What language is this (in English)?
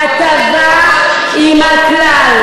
Hebrew